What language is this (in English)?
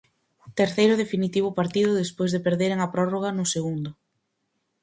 Galician